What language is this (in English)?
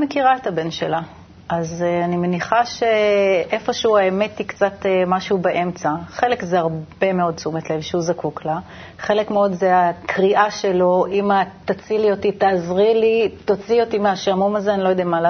Hebrew